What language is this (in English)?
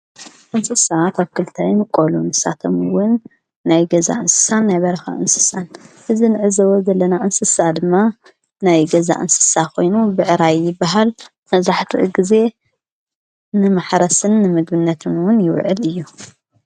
Tigrinya